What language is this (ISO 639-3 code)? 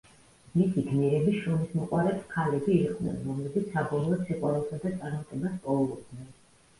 kat